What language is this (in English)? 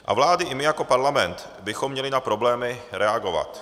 Czech